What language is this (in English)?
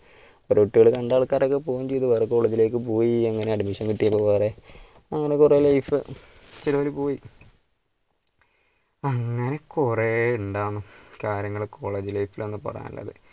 Malayalam